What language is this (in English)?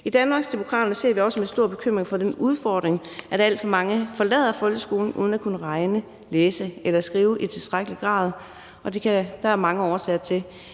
Danish